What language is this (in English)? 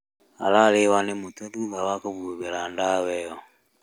Kikuyu